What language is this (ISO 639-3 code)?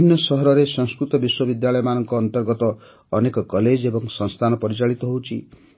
ori